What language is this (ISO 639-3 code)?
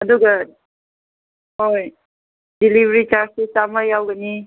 mni